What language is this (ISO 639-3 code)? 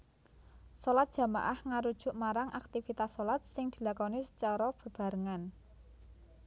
jav